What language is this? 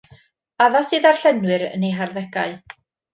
Welsh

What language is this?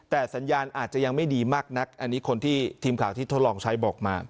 Thai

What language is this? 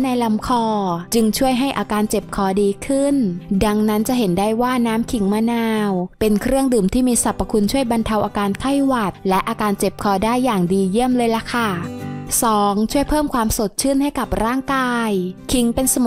Thai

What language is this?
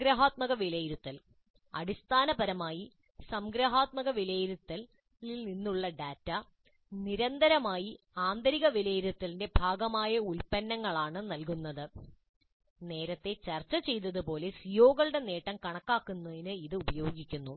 Malayalam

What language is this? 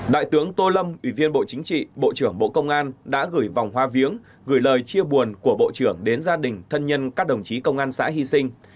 Vietnamese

